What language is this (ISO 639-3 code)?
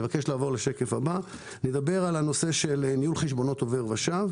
heb